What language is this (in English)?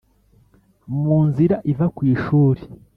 Kinyarwanda